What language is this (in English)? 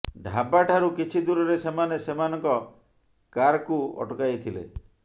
Odia